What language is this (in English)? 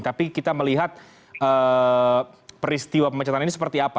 Indonesian